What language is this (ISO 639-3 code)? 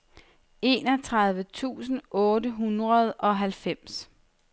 dan